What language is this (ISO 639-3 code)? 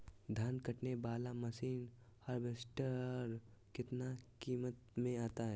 mag